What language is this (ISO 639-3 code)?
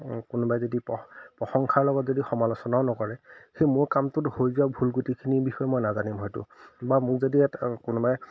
asm